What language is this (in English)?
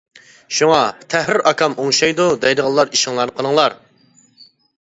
Uyghur